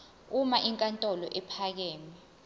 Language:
Zulu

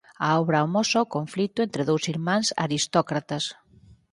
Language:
Galician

